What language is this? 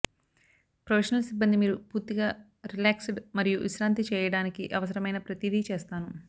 Telugu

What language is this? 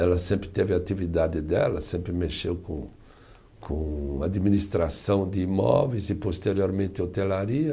Portuguese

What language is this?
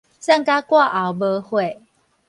Min Nan Chinese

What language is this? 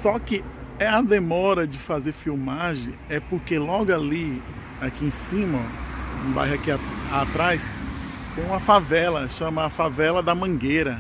Portuguese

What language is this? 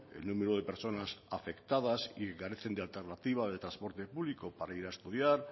Spanish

